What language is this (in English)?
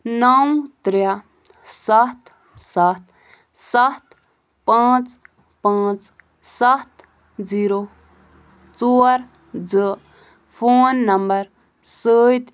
Kashmiri